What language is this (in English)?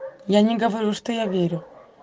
Russian